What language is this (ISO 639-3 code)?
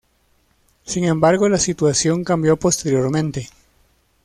spa